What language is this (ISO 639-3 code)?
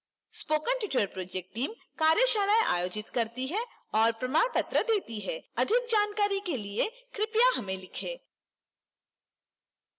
hin